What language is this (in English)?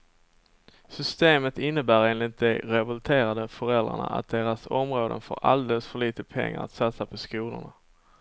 Swedish